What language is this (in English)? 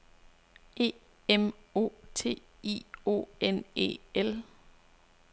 Danish